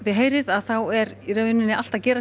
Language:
Icelandic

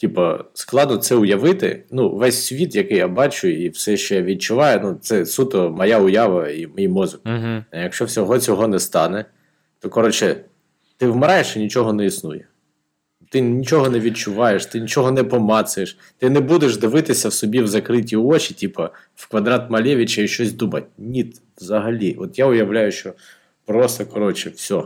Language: Ukrainian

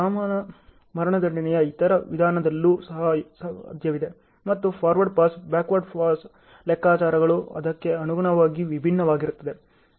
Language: Kannada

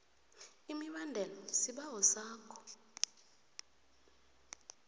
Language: South Ndebele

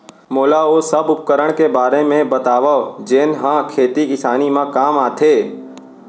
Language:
Chhattisgarhi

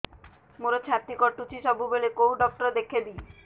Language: Odia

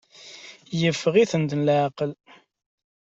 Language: Kabyle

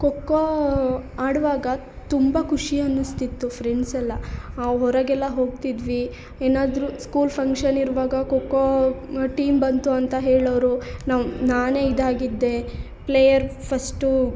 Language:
Kannada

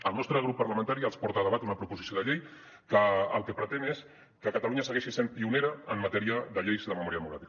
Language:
Catalan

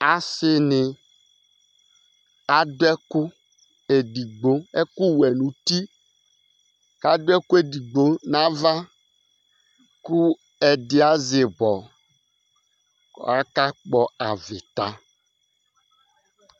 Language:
Ikposo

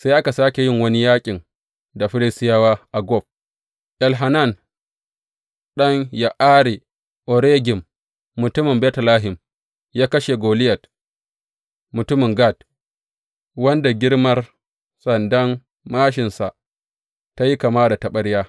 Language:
Hausa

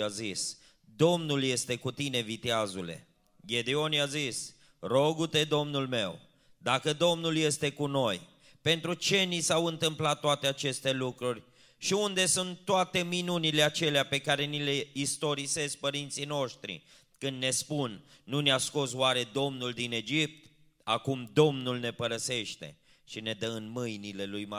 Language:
Romanian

